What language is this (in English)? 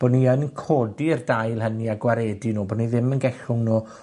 Welsh